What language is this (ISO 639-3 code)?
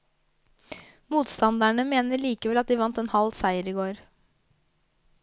nor